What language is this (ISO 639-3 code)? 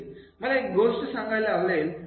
mar